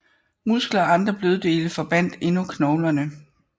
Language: Danish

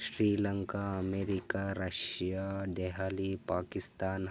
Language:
Kannada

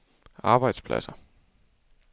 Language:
Danish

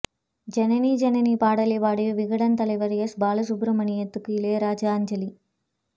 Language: Tamil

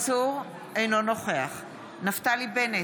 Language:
Hebrew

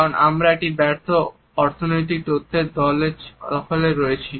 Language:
Bangla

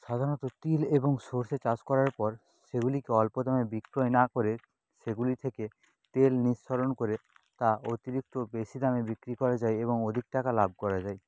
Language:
Bangla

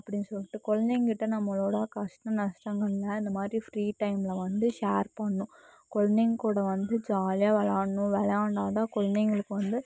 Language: Tamil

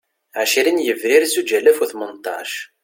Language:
Kabyle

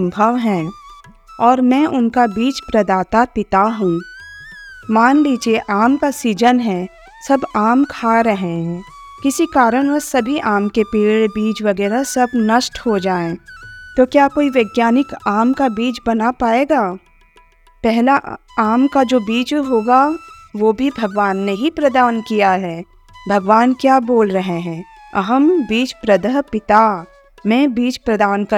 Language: Hindi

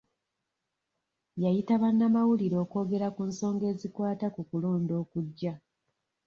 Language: Ganda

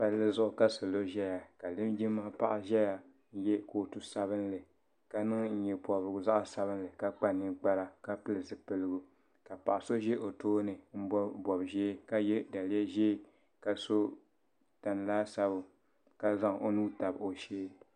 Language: Dagbani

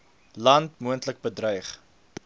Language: Afrikaans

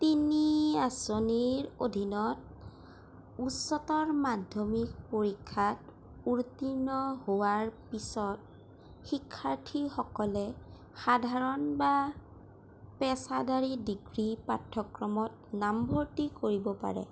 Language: Assamese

